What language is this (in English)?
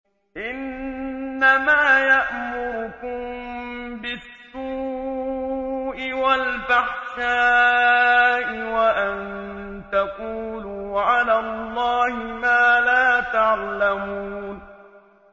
Arabic